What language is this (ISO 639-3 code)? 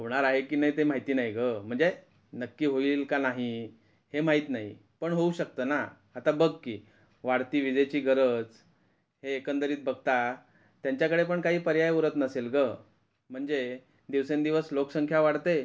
mar